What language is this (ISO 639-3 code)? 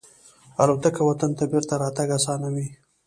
pus